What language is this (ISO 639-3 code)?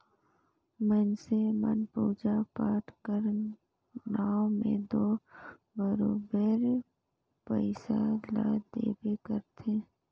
hne